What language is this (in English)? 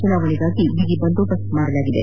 Kannada